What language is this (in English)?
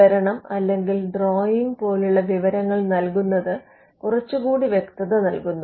Malayalam